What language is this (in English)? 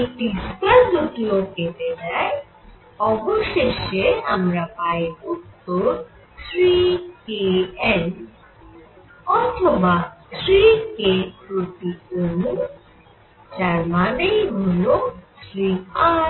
Bangla